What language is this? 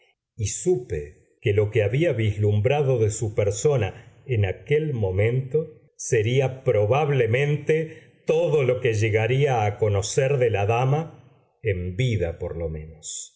Spanish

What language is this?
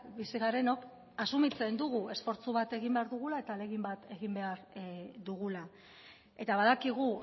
Basque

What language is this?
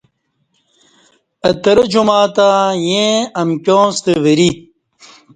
Kati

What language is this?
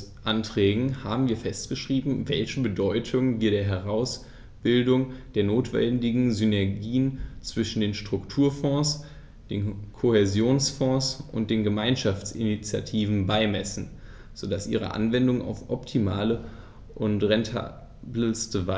German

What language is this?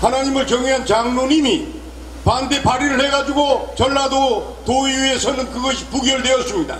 Korean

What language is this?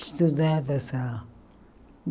Portuguese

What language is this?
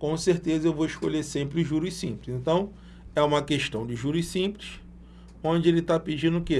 Portuguese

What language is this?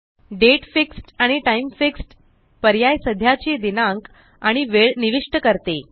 Marathi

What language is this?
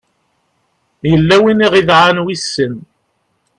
Kabyle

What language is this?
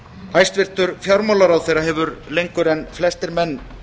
Icelandic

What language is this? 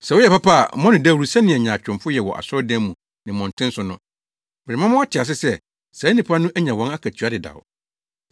Akan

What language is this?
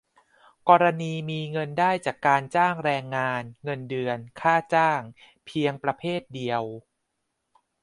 Thai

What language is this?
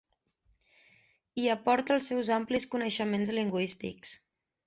Catalan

